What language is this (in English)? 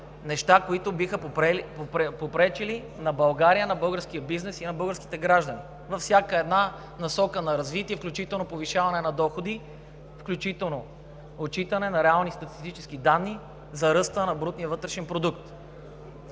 Bulgarian